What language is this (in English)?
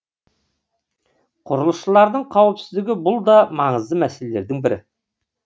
Kazakh